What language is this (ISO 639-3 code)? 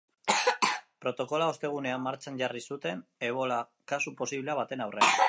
eus